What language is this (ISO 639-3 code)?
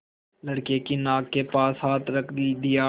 hin